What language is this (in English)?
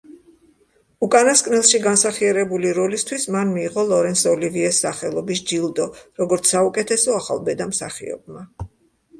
Georgian